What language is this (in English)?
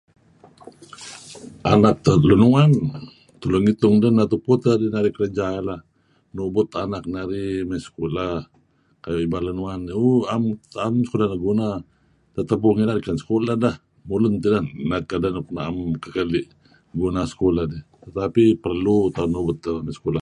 Kelabit